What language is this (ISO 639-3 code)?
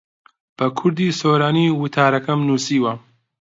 ckb